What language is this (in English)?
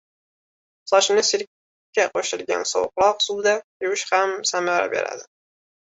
Uzbek